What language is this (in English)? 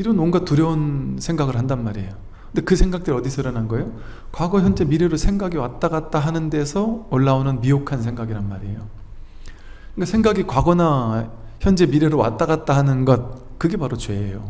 Korean